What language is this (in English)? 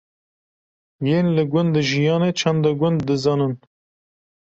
Kurdish